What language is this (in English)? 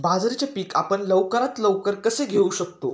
Marathi